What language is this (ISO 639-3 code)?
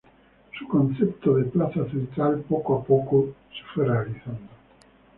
spa